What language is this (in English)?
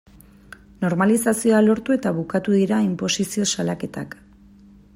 Basque